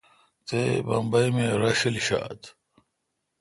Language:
Kalkoti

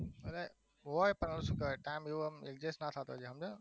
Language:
Gujarati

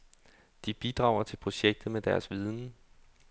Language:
Danish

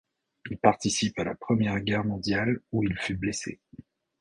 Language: French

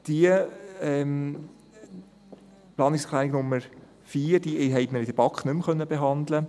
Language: Swiss German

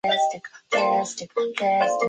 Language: Chinese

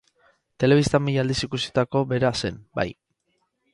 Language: Basque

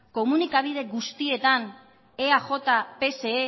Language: Basque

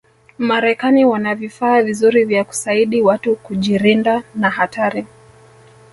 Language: Swahili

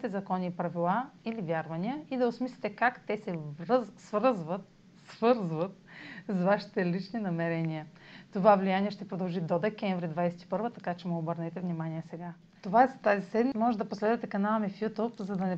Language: Bulgarian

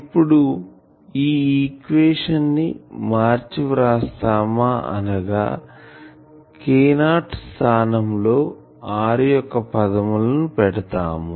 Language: Telugu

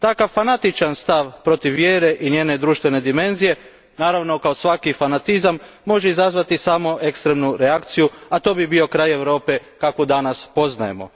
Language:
Croatian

